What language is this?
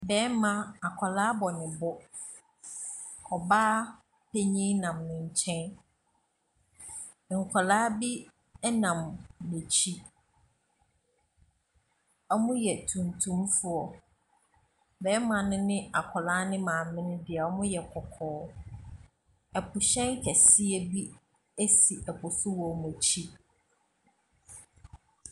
Akan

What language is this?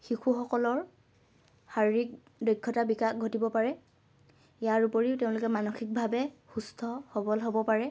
Assamese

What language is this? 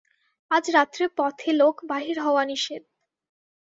Bangla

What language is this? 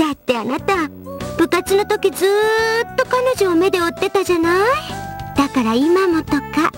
Japanese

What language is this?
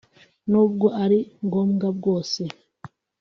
Kinyarwanda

